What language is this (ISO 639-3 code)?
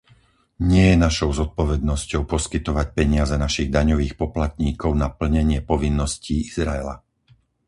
slk